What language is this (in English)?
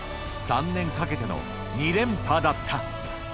Japanese